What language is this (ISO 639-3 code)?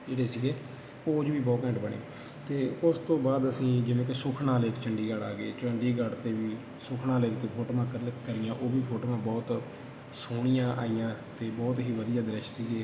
pan